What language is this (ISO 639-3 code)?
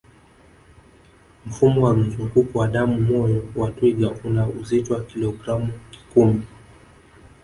swa